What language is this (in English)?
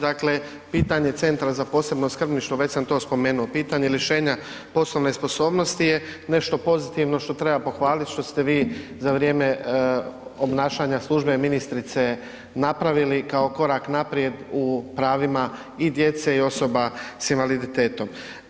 Croatian